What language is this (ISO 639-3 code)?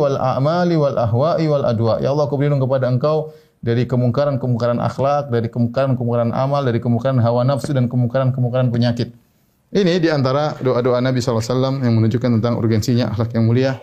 ind